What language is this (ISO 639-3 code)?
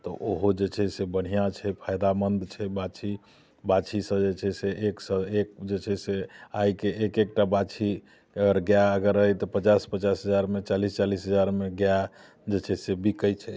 mai